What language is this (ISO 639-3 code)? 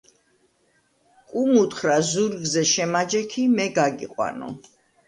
kat